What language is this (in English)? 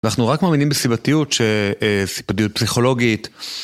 Hebrew